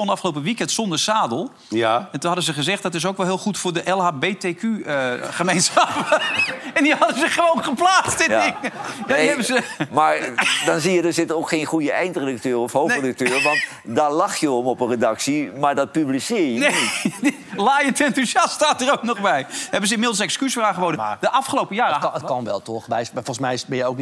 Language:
Dutch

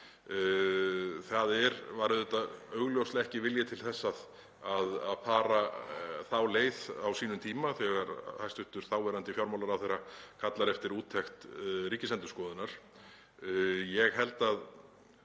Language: Icelandic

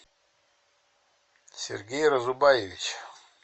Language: Russian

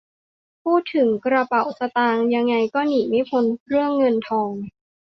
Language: Thai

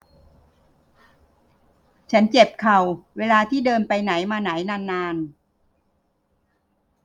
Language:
Thai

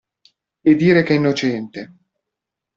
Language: Italian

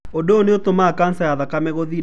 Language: Kikuyu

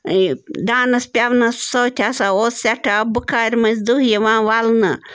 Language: Kashmiri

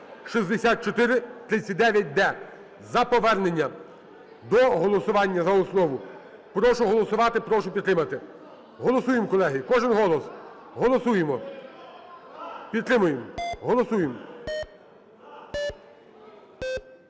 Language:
Ukrainian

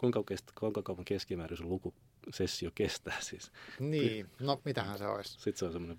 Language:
Finnish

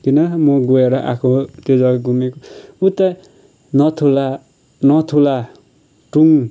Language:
Nepali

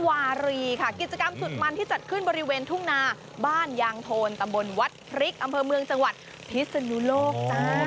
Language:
Thai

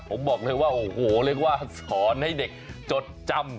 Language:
Thai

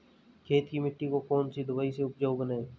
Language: Hindi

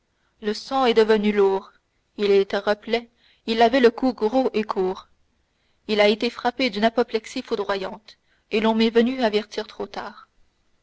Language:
French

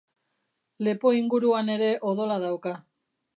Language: Basque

